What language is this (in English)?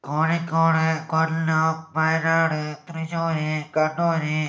Malayalam